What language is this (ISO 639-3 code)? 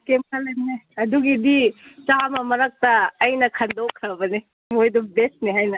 mni